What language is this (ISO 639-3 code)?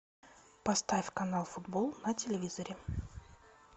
rus